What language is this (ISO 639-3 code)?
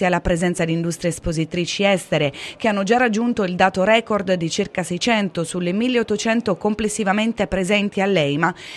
ita